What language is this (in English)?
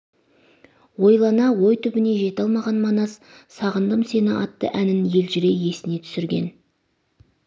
Kazakh